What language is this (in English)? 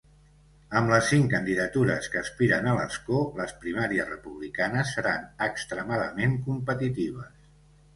Catalan